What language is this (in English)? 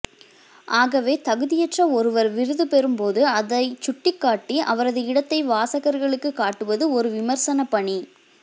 Tamil